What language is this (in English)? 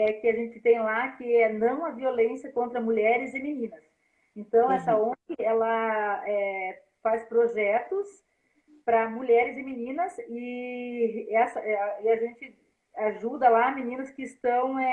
Portuguese